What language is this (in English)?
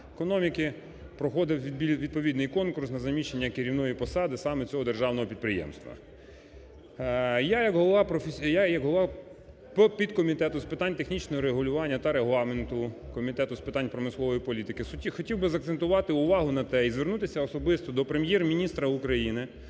Ukrainian